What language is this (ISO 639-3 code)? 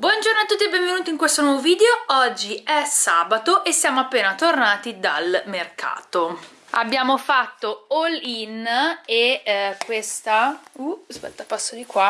ita